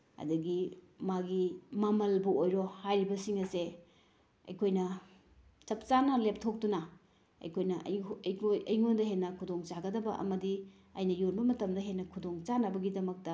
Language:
Manipuri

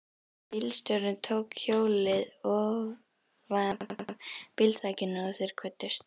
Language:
Icelandic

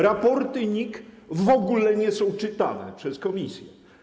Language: Polish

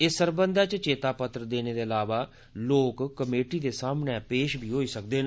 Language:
Dogri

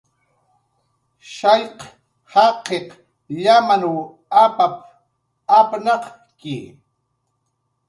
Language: Jaqaru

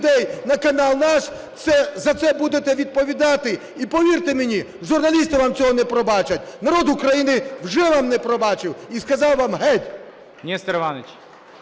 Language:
Ukrainian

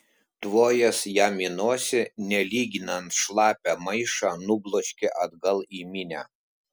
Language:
Lithuanian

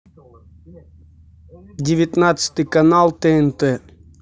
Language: Russian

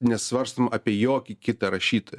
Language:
Lithuanian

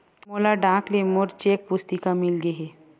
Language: Chhattisgarhi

